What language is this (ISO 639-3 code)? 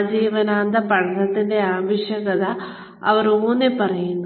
mal